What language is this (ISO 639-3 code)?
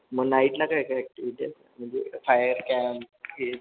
mar